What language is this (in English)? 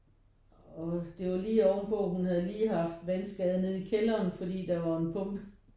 Danish